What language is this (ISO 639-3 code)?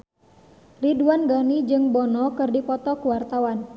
sun